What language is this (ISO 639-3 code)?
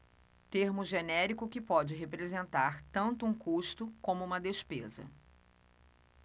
por